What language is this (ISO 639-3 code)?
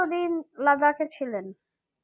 ben